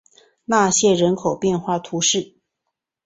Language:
Chinese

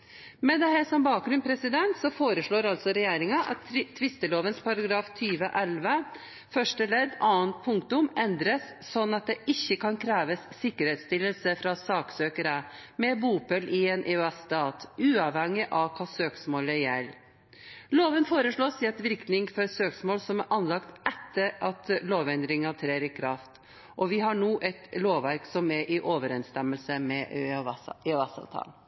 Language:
Norwegian Bokmål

